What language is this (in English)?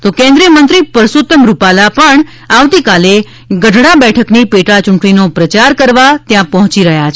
Gujarati